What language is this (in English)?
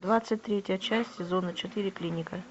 Russian